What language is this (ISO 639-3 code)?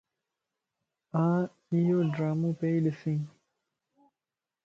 lss